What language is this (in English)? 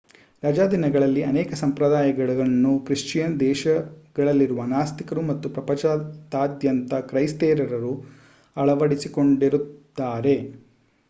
Kannada